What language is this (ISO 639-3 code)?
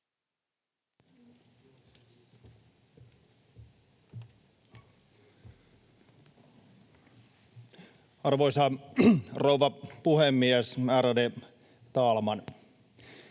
fin